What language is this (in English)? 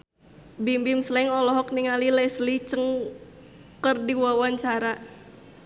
Sundanese